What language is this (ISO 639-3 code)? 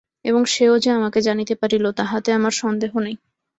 ben